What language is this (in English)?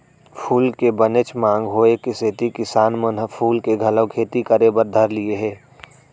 Chhattisgarhi